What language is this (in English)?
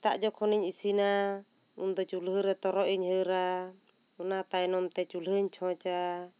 Santali